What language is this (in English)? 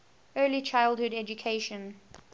English